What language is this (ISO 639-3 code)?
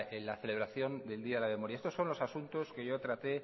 spa